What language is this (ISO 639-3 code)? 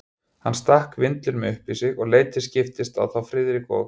isl